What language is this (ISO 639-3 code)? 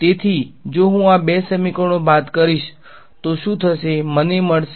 guj